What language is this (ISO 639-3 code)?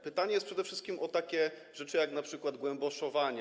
pol